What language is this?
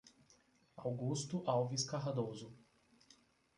Portuguese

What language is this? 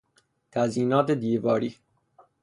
Persian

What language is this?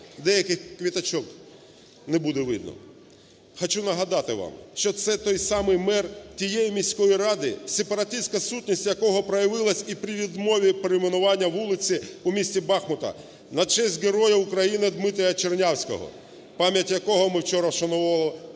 Ukrainian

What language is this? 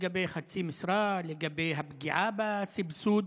Hebrew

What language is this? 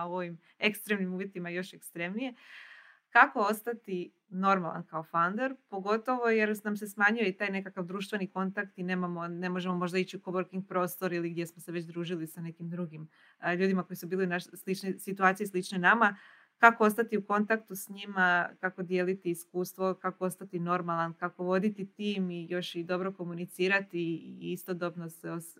Croatian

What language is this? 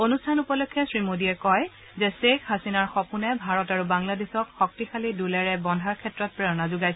Assamese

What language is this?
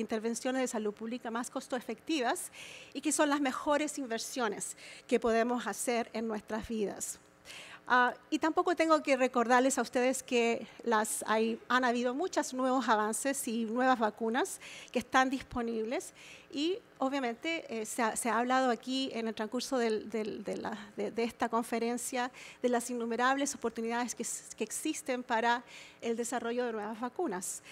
Spanish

